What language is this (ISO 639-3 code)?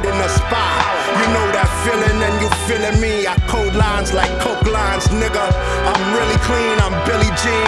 eng